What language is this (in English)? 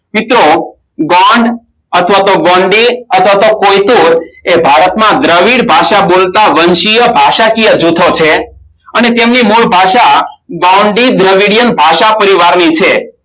Gujarati